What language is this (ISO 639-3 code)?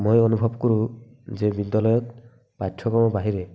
asm